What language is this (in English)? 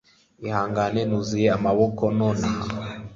Kinyarwanda